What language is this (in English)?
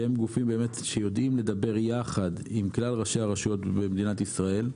Hebrew